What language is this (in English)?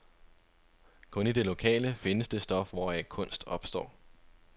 Danish